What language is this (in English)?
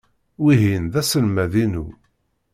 Kabyle